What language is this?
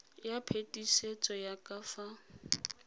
Tswana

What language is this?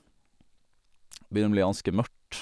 Norwegian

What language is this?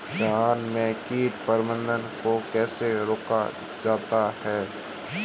Hindi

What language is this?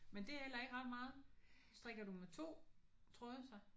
Danish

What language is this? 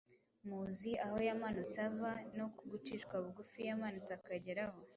Kinyarwanda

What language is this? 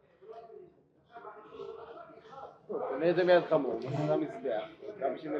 Hebrew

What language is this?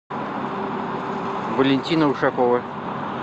Russian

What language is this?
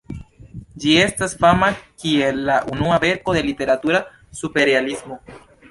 Esperanto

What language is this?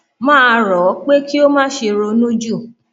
Yoruba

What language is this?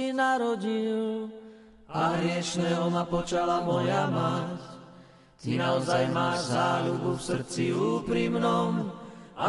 Slovak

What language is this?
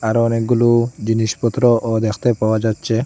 Bangla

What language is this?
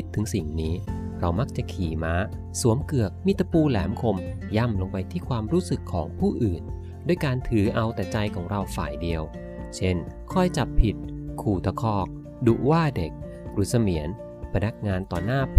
Thai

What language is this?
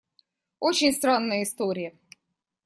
Russian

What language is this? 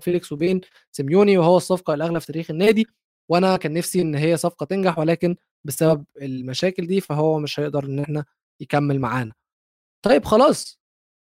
Arabic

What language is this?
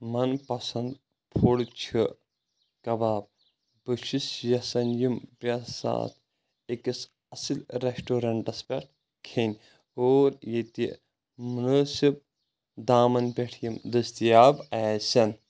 Kashmiri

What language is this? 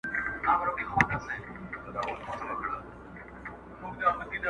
Pashto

